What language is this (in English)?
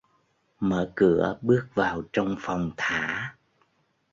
Vietnamese